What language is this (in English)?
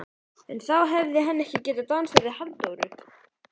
Icelandic